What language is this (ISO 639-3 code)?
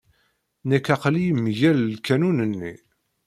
kab